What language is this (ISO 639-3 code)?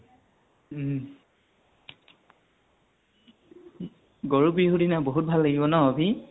asm